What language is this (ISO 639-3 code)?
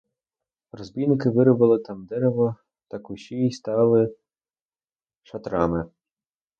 ukr